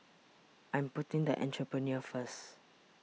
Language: English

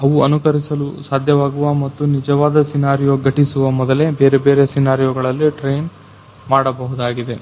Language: Kannada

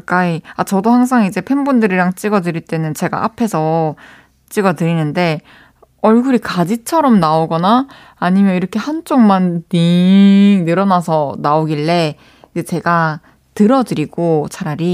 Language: Korean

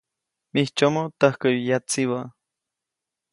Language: Copainalá Zoque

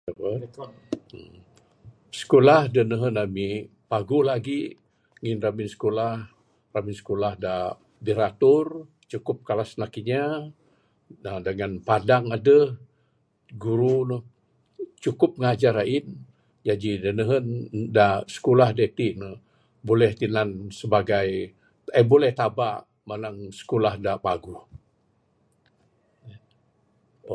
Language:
Bukar-Sadung Bidayuh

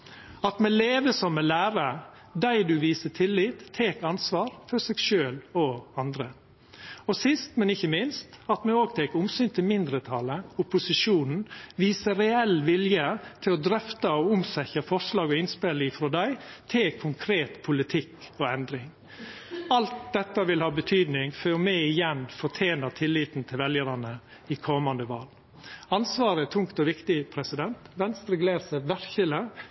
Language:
Norwegian Nynorsk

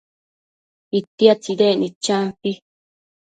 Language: Matsés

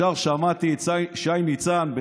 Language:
Hebrew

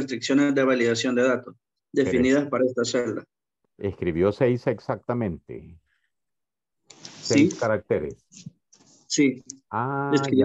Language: Spanish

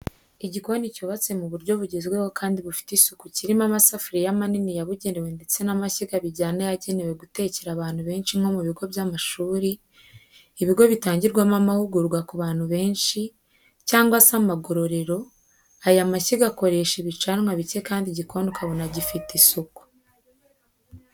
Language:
Kinyarwanda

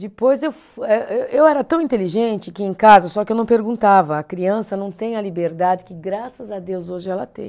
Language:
Portuguese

